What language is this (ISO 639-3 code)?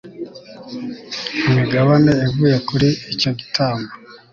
kin